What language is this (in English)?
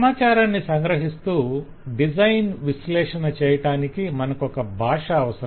Telugu